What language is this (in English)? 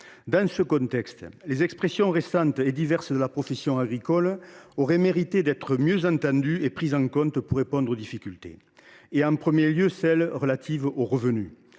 French